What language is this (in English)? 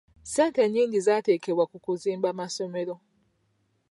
Ganda